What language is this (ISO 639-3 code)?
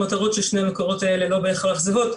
heb